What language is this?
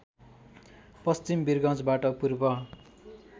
Nepali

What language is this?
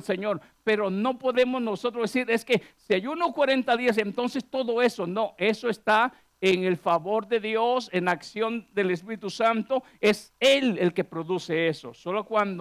Spanish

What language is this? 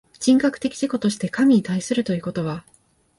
Japanese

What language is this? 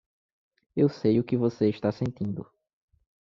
Portuguese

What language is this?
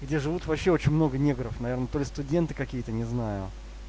Russian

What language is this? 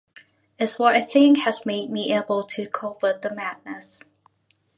English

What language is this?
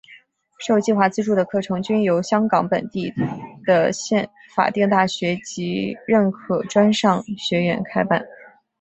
Chinese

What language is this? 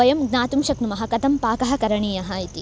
Sanskrit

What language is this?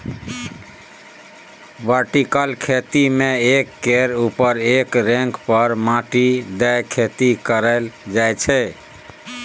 Maithili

